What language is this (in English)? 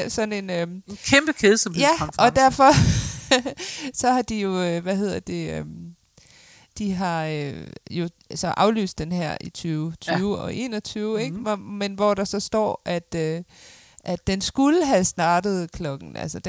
Danish